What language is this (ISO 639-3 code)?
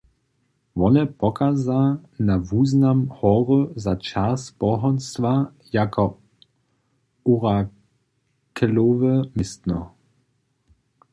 hsb